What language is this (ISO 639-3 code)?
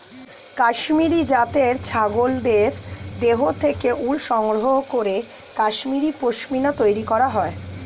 ben